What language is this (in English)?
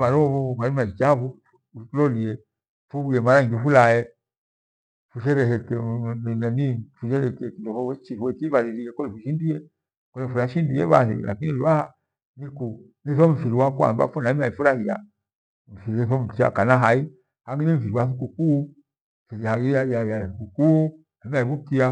Gweno